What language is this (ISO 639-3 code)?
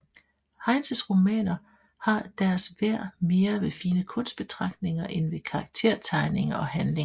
dan